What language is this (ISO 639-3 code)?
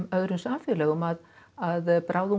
isl